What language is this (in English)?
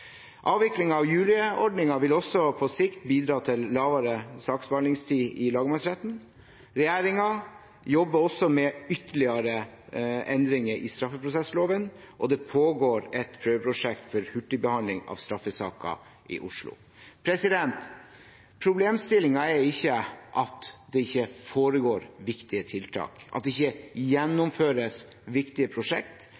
Norwegian Bokmål